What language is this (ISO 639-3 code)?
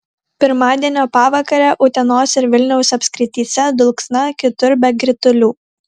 lit